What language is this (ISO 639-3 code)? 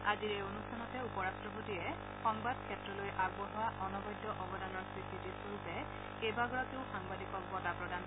asm